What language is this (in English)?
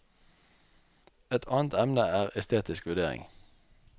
Norwegian